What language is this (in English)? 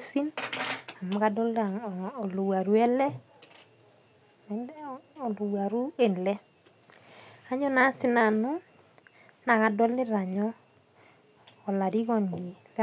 Masai